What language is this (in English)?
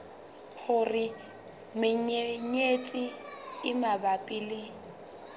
Southern Sotho